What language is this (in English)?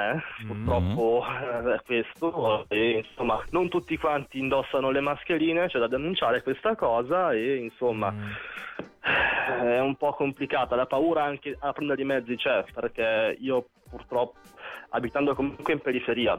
Italian